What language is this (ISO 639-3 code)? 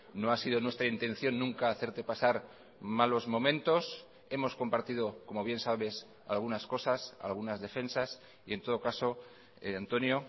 spa